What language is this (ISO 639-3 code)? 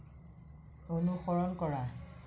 asm